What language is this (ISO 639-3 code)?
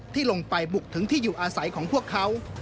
tha